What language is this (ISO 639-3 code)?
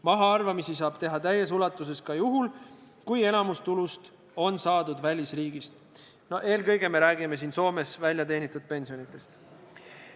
est